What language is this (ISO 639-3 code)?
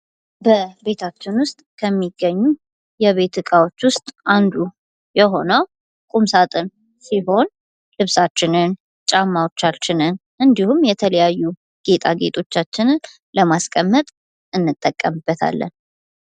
amh